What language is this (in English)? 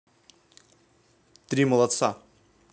Russian